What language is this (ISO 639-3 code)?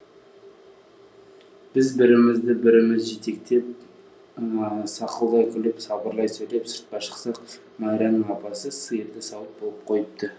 kaz